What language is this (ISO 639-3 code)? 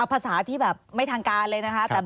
tha